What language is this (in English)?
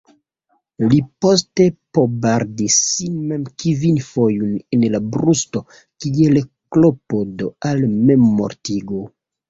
Esperanto